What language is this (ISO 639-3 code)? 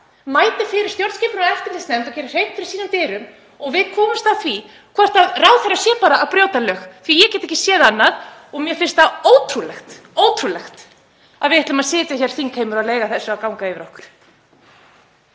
isl